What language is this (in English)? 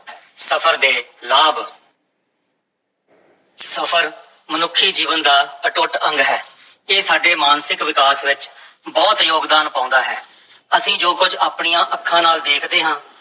Punjabi